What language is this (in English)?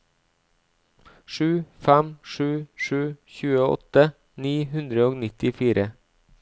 Norwegian